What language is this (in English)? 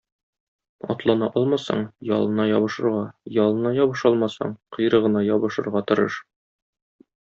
Tatar